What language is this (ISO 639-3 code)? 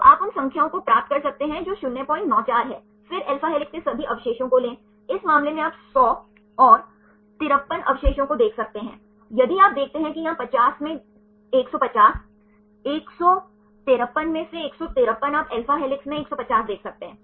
hin